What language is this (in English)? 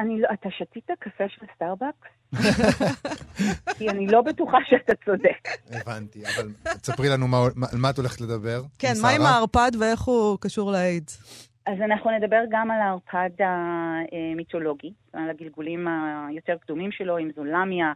Hebrew